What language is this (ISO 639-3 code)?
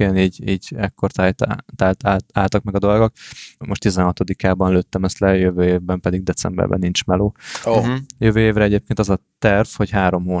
hun